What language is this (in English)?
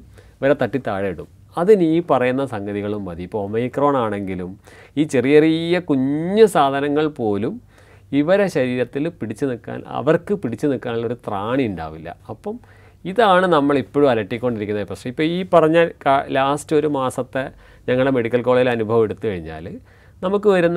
Malayalam